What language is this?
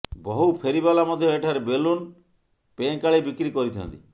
Odia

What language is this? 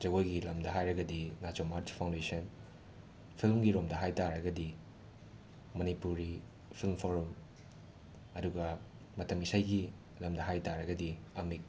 Manipuri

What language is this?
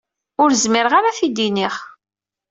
Kabyle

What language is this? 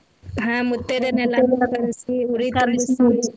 Kannada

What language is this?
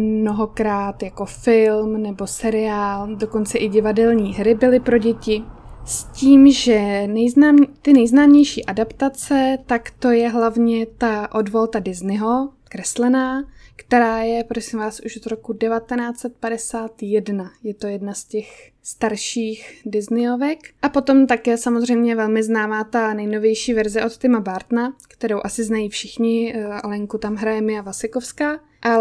Czech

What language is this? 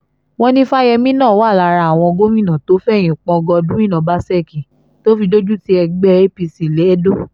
Yoruba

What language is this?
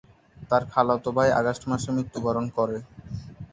Bangla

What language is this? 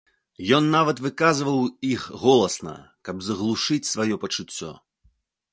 Belarusian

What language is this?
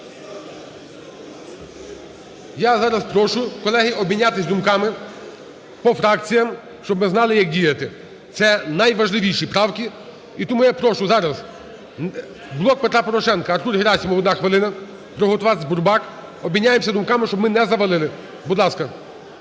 Ukrainian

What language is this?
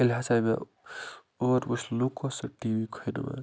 Kashmiri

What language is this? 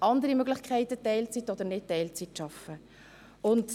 Swiss German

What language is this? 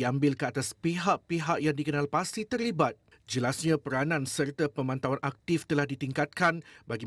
Malay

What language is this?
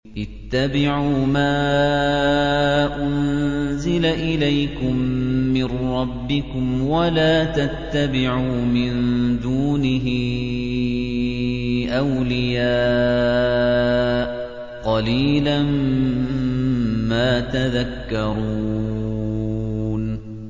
Arabic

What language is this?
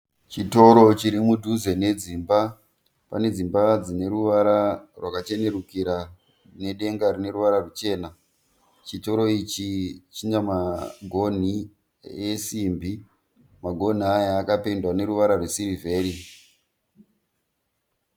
Shona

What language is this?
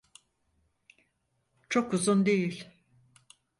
Turkish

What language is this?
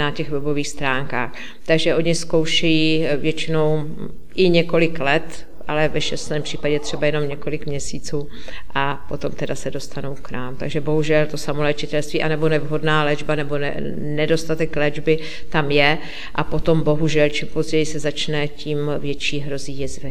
Czech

